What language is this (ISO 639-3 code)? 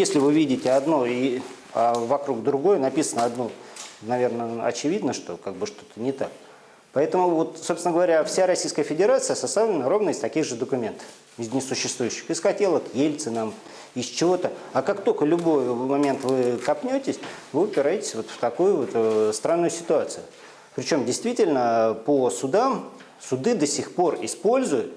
rus